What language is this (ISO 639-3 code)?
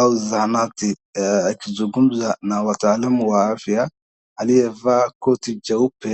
swa